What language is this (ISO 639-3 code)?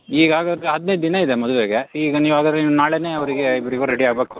kan